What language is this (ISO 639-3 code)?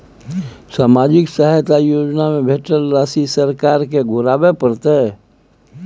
mai